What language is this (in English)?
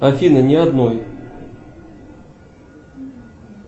Russian